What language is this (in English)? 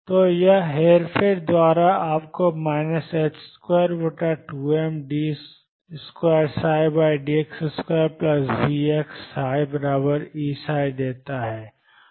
Hindi